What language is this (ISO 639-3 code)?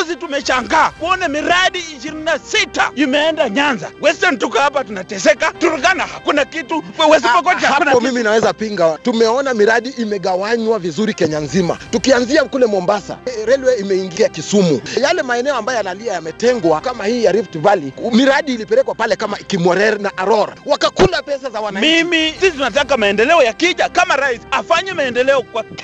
swa